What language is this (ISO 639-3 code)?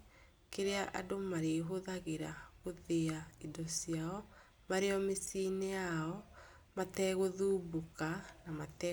kik